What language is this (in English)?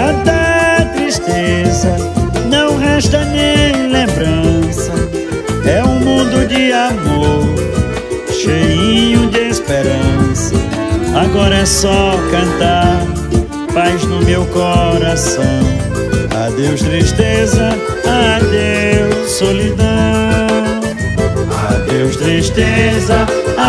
Portuguese